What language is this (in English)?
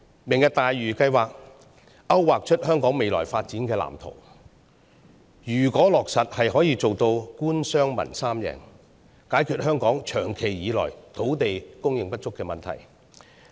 Cantonese